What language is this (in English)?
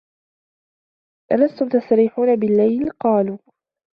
Arabic